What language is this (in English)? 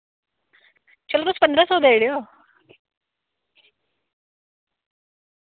Dogri